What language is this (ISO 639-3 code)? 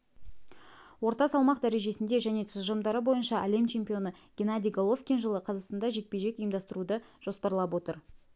kaz